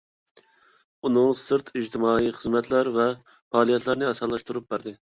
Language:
Uyghur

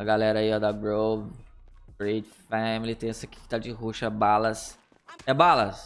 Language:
Portuguese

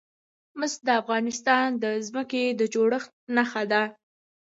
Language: Pashto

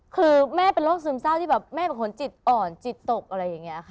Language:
Thai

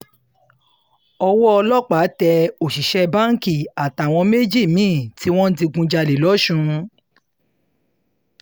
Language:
Yoruba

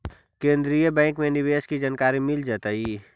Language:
Magahi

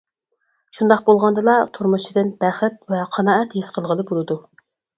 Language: Uyghur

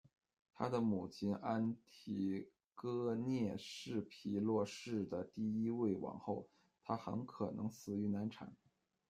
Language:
Chinese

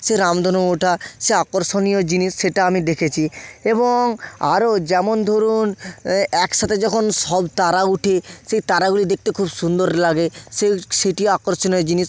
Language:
Bangla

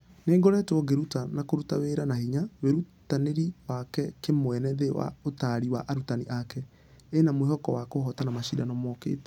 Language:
Kikuyu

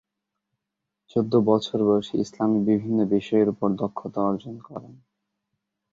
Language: Bangla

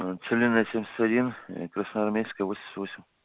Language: Russian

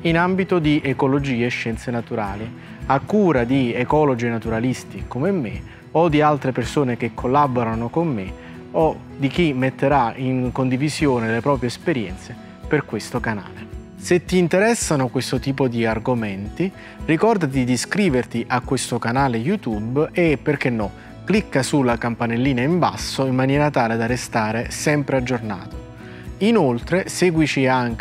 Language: Italian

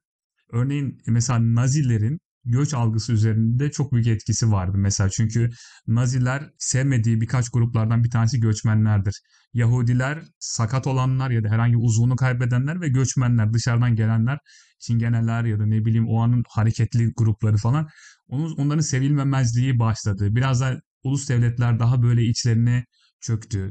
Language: Turkish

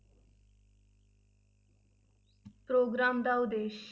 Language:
Punjabi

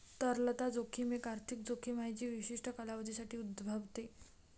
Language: Marathi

